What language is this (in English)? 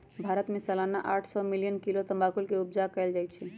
Magahi